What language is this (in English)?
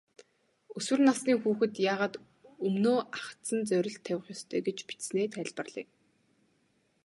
Mongolian